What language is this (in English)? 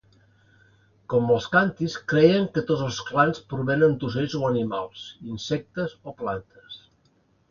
Catalan